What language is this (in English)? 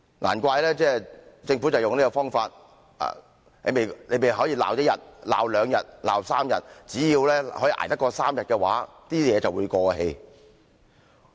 Cantonese